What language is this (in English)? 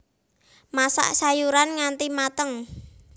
Javanese